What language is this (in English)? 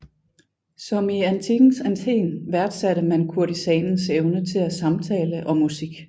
Danish